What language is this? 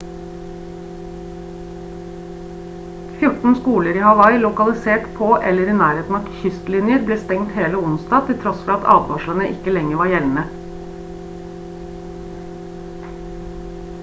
Norwegian Bokmål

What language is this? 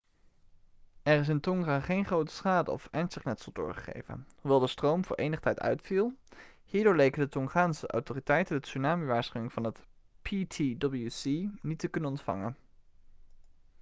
Dutch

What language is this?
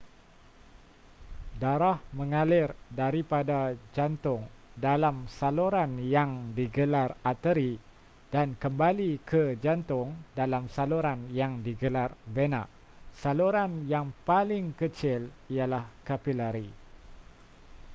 Malay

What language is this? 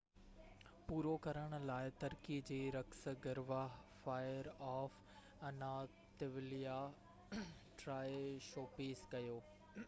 Sindhi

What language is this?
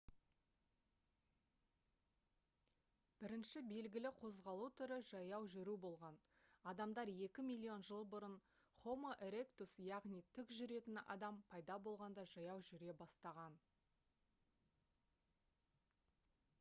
Kazakh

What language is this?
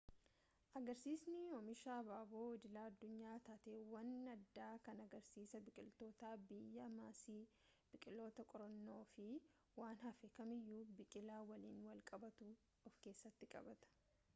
Oromo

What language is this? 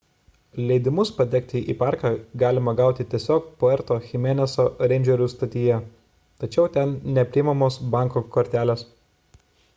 Lithuanian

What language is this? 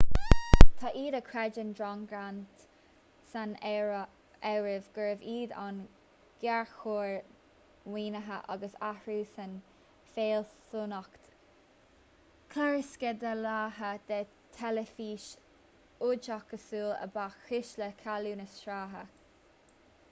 Irish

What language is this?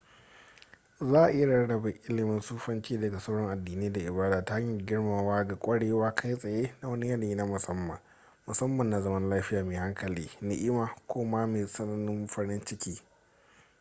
Hausa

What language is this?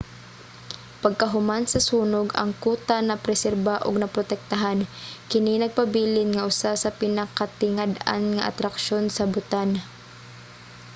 Cebuano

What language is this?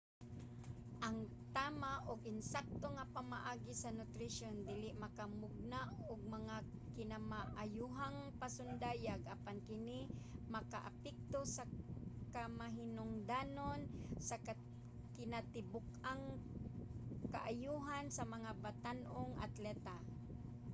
Cebuano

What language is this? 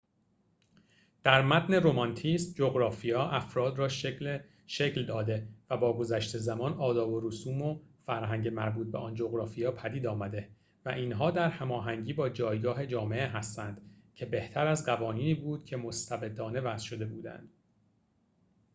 Persian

